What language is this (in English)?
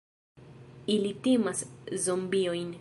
Esperanto